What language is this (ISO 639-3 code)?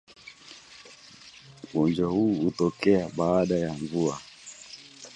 swa